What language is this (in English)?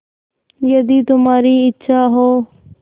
Hindi